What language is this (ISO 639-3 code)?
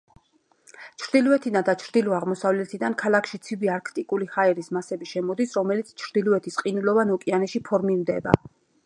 kat